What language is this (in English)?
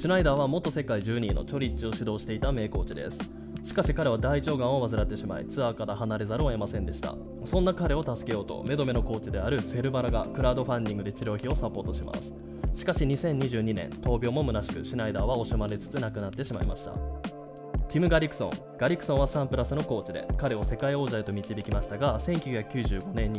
Japanese